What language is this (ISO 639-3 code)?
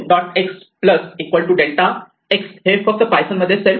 mar